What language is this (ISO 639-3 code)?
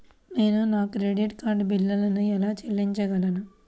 tel